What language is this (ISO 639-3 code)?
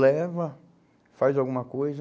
por